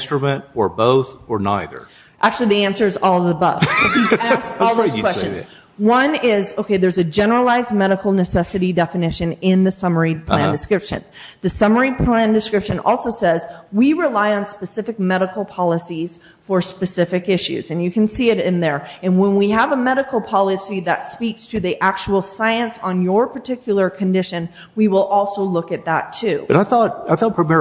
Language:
English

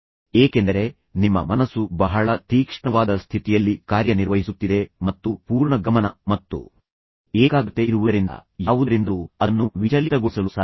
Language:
Kannada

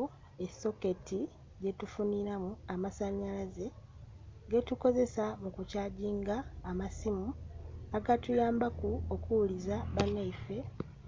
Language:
Soga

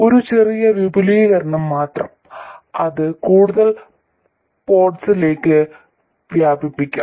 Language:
Malayalam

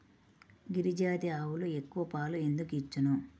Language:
Telugu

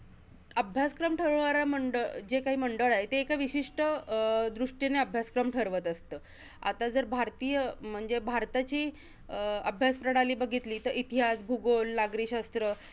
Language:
Marathi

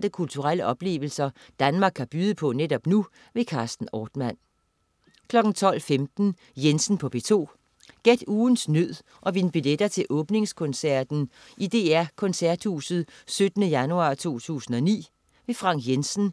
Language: Danish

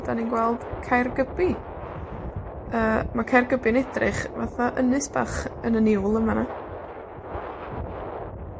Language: Welsh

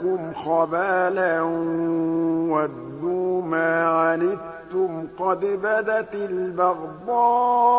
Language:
Arabic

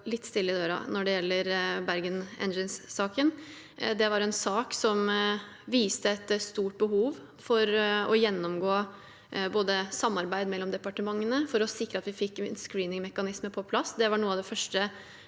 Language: Norwegian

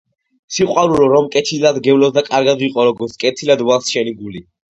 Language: Georgian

